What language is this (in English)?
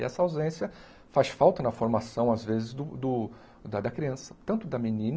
Portuguese